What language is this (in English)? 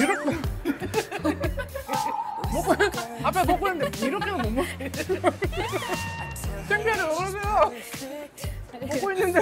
Korean